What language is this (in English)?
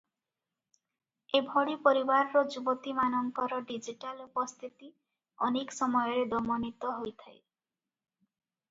Odia